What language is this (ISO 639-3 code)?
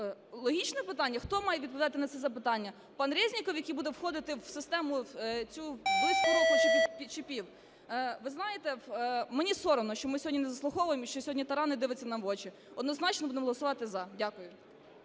ukr